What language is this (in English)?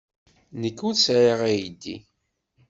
Kabyle